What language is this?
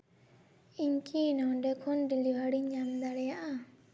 Santali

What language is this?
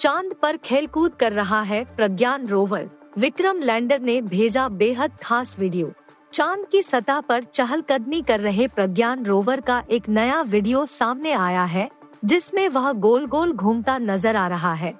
Hindi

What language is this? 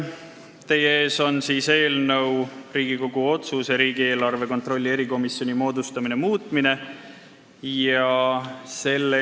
Estonian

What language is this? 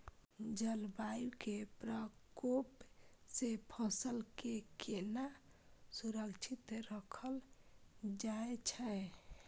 Maithili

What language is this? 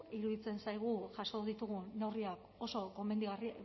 Basque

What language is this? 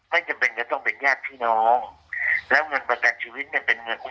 Thai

